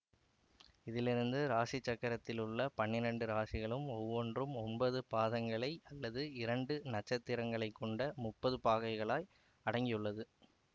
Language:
Tamil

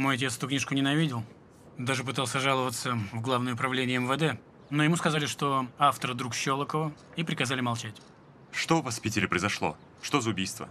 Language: Russian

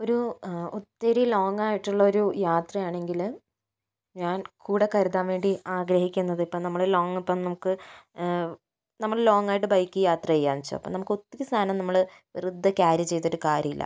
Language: Malayalam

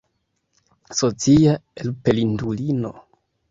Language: Esperanto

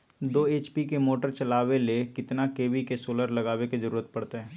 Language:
Magahi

